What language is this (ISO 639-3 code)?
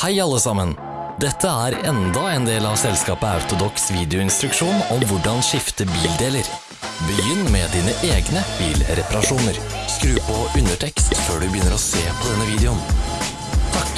nor